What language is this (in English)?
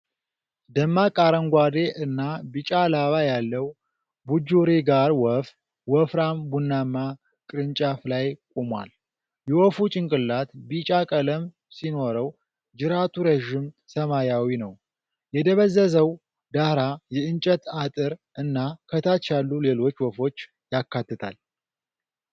Amharic